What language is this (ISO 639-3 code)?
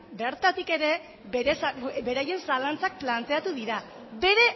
eus